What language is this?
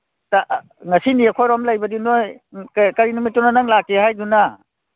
Manipuri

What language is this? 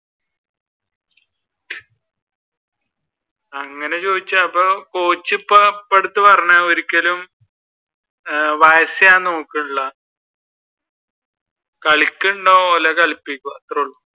Malayalam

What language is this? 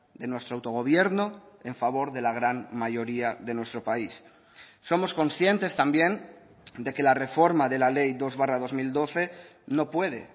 Spanish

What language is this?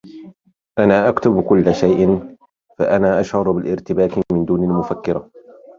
Arabic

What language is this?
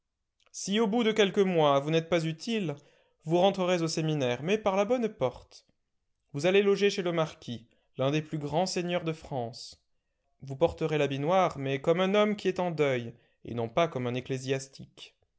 French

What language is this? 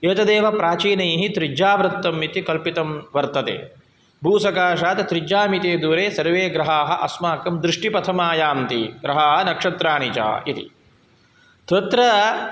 Sanskrit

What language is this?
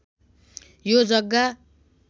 Nepali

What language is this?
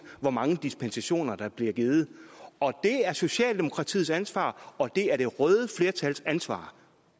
Danish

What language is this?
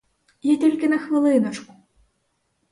Ukrainian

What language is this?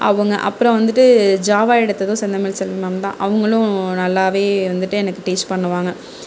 Tamil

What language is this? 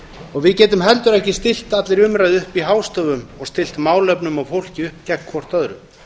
Icelandic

